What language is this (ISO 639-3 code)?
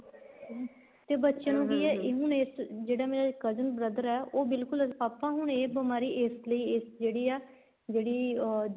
pan